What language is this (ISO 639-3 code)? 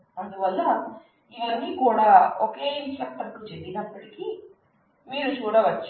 tel